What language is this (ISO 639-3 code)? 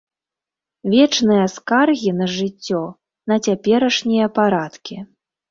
bel